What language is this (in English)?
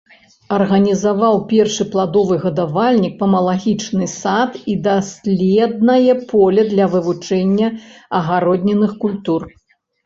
Belarusian